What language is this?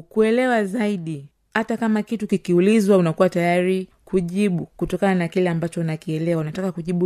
Swahili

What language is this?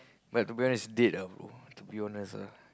English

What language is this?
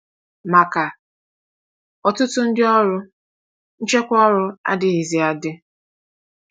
Igbo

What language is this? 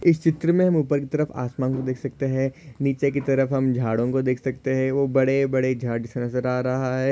Hindi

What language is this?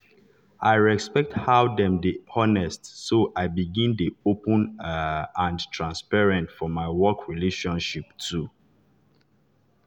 Nigerian Pidgin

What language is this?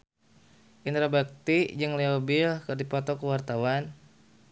Sundanese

